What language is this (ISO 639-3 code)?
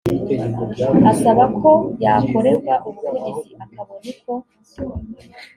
kin